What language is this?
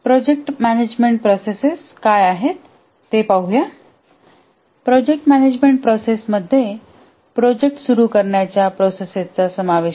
Marathi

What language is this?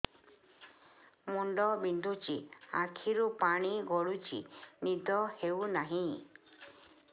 Odia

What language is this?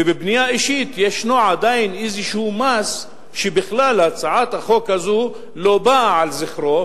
Hebrew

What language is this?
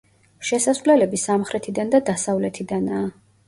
Georgian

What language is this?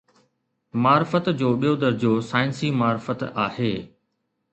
Sindhi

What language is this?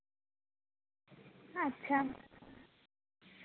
Santali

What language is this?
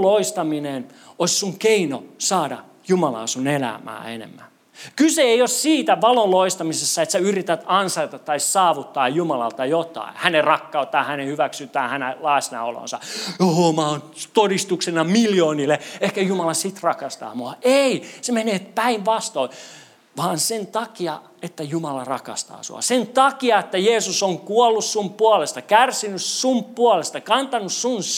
Finnish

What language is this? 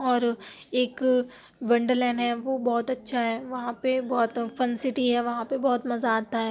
Urdu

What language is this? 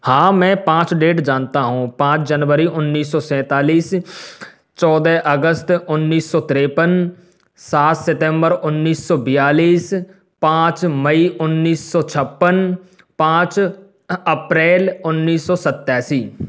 Hindi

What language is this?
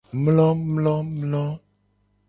Gen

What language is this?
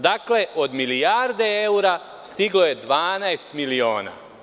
Serbian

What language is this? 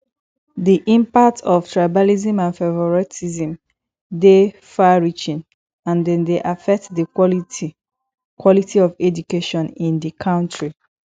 Nigerian Pidgin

